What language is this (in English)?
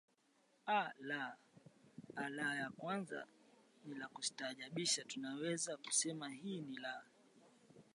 Swahili